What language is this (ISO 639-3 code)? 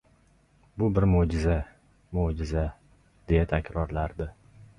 uzb